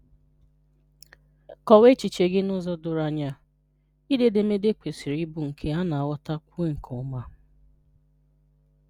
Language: Igbo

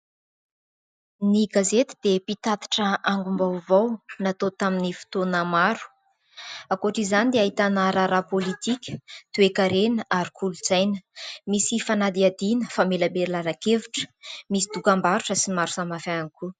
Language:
Malagasy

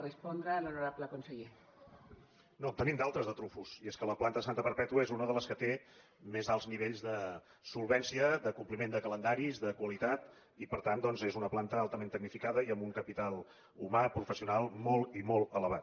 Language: Catalan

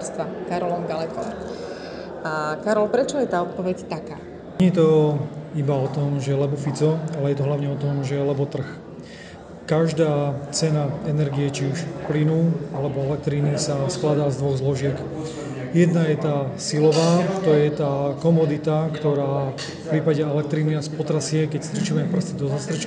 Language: Slovak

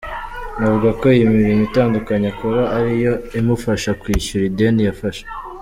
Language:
Kinyarwanda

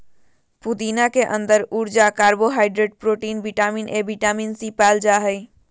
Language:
Magahi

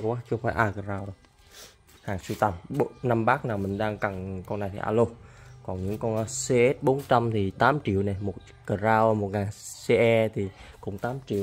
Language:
Vietnamese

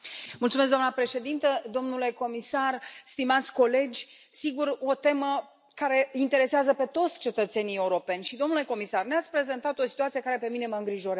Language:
Romanian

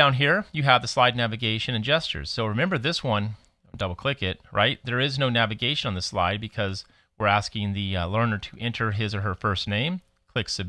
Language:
English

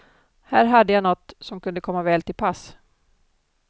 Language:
Swedish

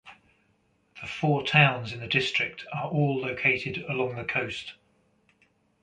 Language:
English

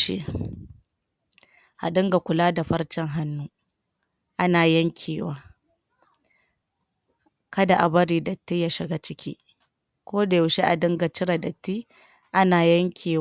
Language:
Hausa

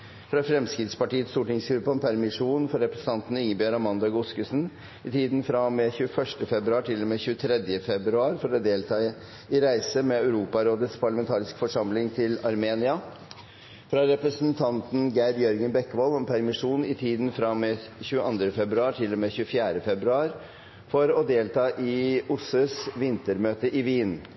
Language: Norwegian Bokmål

